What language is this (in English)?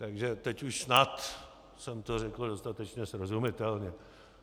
Czech